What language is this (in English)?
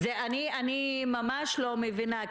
Hebrew